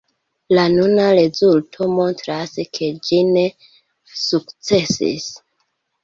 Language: Esperanto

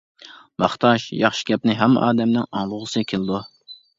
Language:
Uyghur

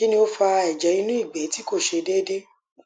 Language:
Yoruba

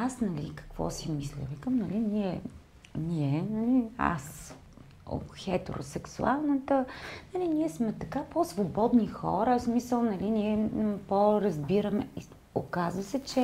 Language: Bulgarian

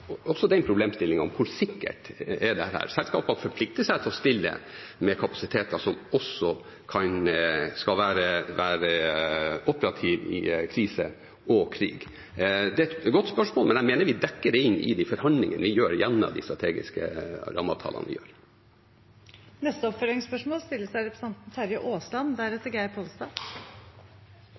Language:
Norwegian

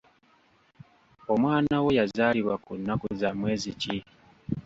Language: Ganda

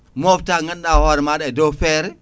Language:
Fula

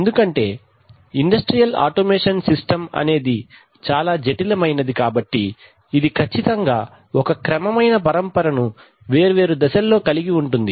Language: Telugu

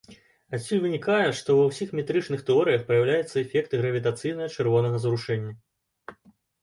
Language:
Belarusian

